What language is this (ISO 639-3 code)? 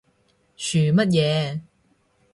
yue